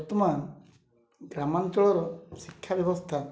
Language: Odia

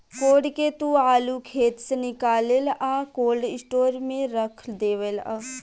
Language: Bhojpuri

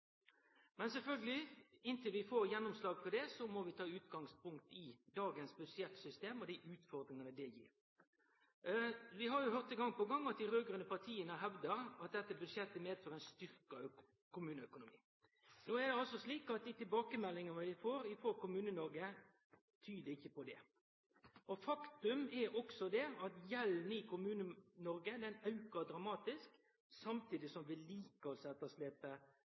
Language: Norwegian Nynorsk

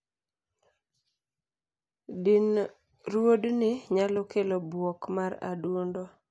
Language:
Luo (Kenya and Tanzania)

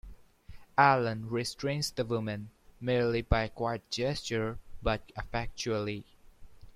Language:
English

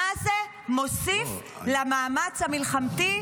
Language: Hebrew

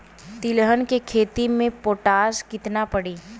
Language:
Bhojpuri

